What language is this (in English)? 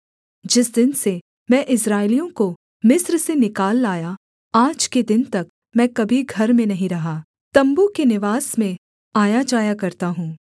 Hindi